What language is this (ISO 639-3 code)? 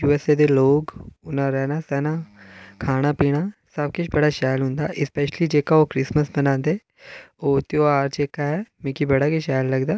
doi